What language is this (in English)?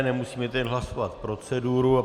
Czech